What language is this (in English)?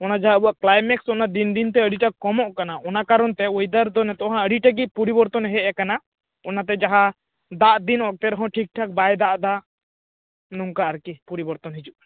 Santali